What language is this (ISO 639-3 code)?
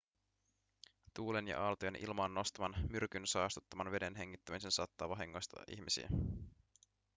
fin